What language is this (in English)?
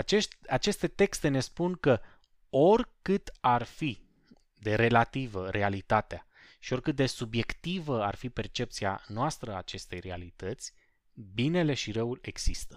Romanian